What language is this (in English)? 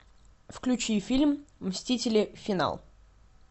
Russian